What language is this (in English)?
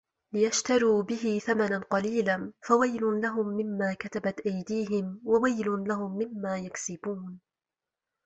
Arabic